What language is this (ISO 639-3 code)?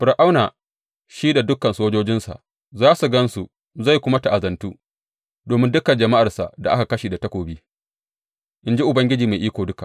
hau